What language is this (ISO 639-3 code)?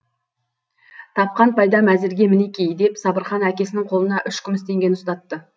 kaz